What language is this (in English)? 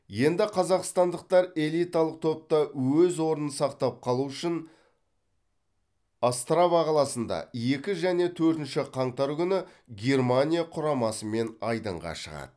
Kazakh